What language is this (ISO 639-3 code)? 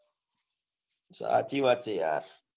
guj